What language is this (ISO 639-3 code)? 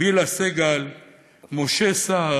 heb